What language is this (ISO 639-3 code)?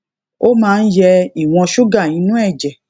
yor